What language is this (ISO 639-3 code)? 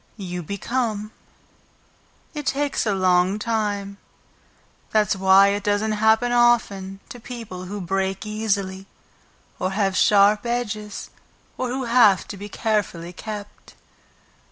eng